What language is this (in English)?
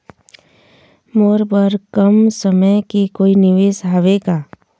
Chhattisgarhi